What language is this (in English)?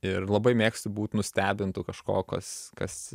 Lithuanian